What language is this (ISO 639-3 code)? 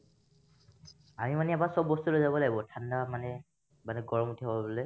asm